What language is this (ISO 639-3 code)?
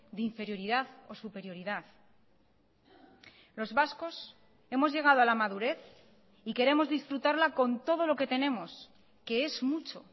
spa